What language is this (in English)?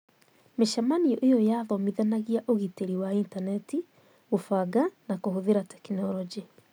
Kikuyu